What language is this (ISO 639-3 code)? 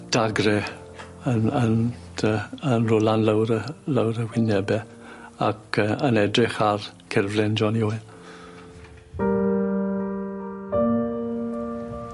cym